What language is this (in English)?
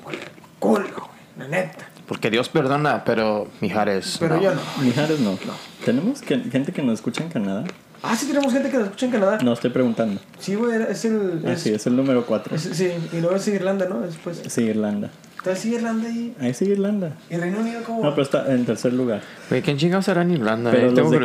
Spanish